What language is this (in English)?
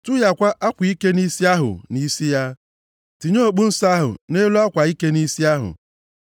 Igbo